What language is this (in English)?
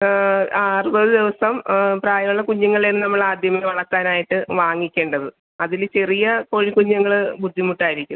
Malayalam